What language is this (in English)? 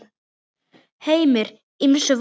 Icelandic